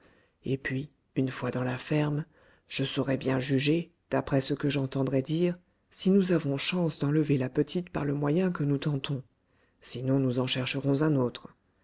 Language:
French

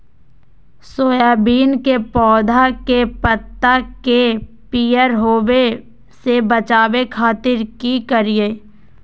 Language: Magahi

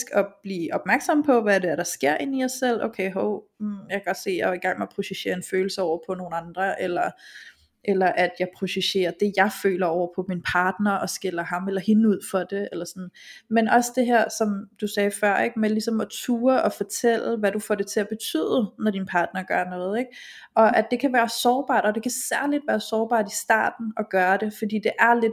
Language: Danish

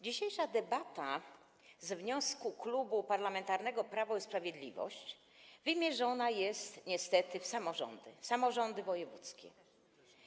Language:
Polish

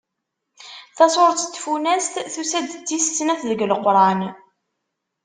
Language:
Kabyle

